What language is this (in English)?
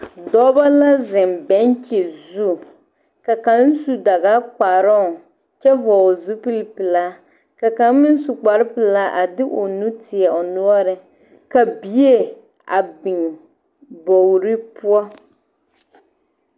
Southern Dagaare